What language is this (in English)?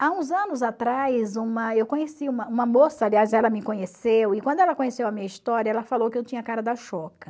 Portuguese